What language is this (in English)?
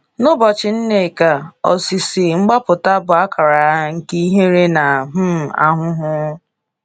Igbo